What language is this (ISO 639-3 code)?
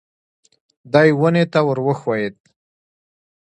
pus